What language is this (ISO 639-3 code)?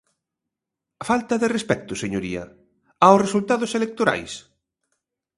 glg